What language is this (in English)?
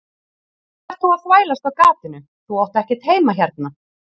Icelandic